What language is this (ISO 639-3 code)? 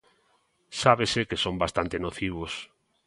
glg